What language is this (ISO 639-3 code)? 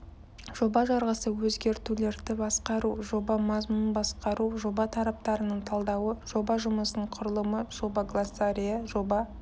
kaz